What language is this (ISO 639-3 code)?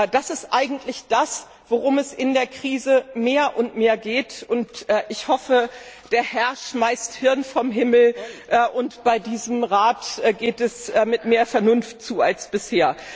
deu